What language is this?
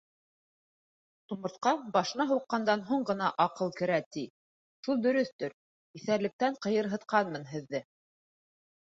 Bashkir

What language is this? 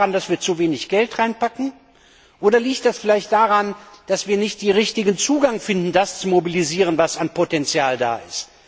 German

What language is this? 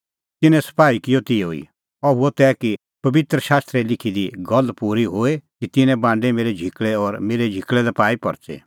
Kullu Pahari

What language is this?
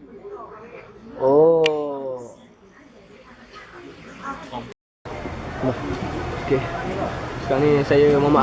Malay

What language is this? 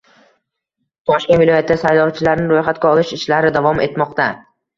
Uzbek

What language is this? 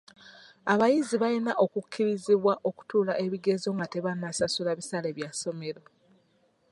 Ganda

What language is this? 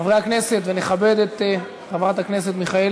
Hebrew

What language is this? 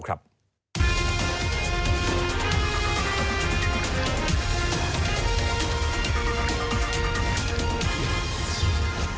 Thai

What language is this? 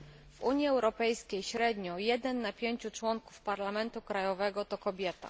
Polish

